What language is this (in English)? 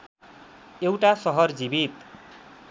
Nepali